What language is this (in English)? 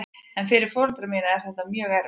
Icelandic